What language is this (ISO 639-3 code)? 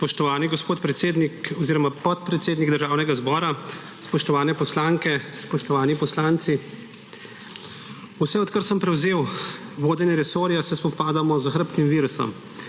slv